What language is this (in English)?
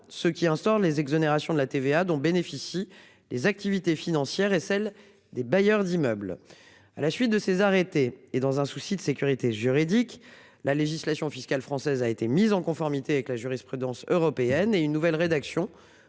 French